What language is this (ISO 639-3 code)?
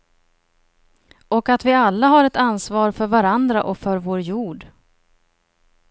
swe